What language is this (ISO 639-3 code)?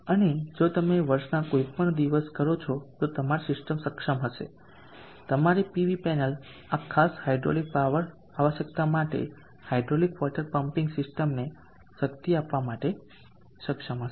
guj